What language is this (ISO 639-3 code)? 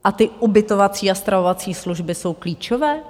ces